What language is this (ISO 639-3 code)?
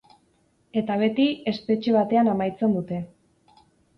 eus